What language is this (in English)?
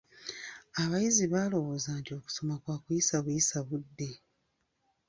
Ganda